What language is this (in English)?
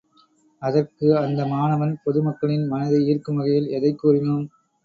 Tamil